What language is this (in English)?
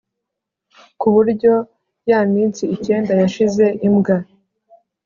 Kinyarwanda